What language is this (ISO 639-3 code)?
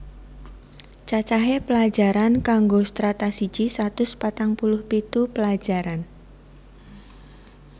jav